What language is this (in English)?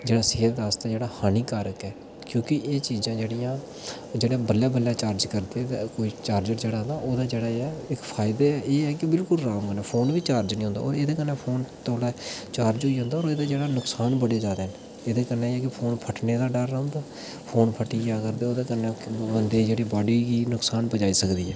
Dogri